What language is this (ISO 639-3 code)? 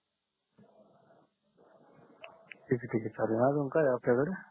mar